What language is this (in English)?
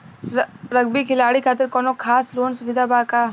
Bhojpuri